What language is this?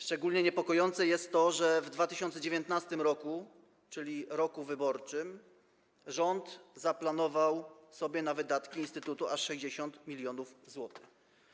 Polish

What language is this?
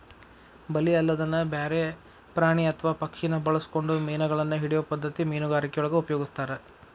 Kannada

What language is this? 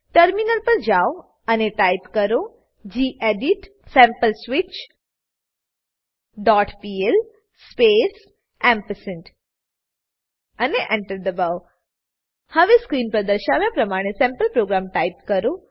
Gujarati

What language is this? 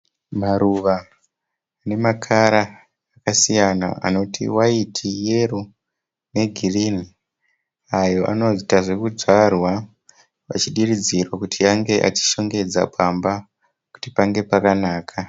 Shona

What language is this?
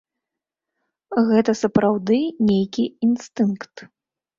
Belarusian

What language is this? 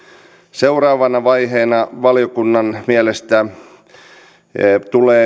Finnish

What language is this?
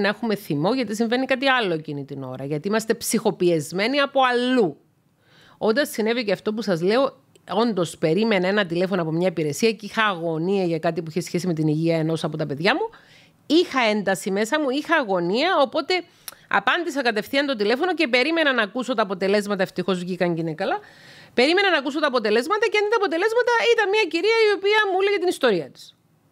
Greek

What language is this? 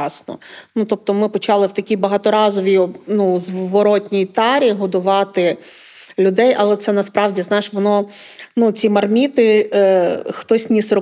Ukrainian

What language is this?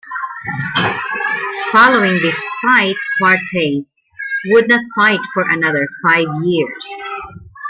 English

